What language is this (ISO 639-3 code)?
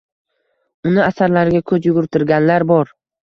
uzb